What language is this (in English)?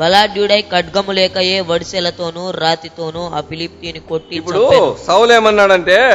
Telugu